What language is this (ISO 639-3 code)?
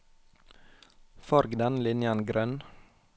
nor